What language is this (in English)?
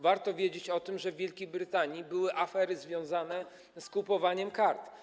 Polish